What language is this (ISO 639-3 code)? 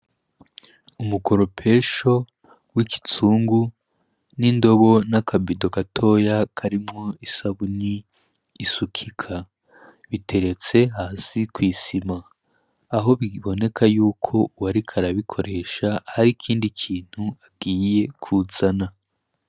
run